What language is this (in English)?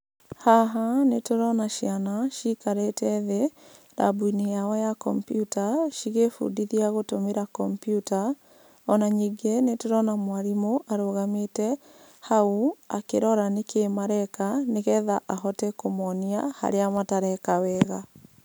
Kikuyu